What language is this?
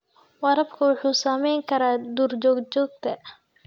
Somali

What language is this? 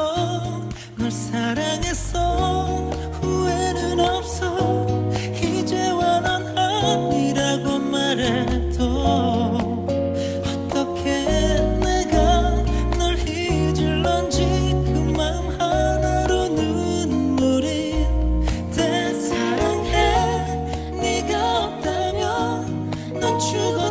Korean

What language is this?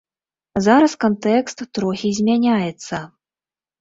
Belarusian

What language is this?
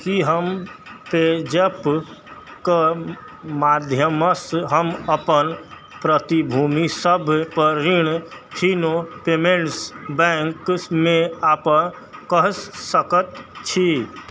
Maithili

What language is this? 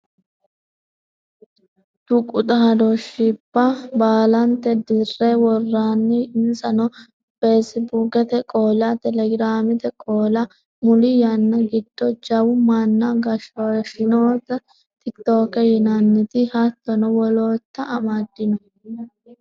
Sidamo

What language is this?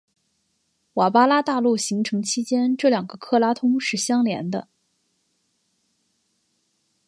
Chinese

